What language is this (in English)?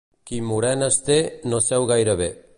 Catalan